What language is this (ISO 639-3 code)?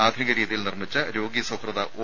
mal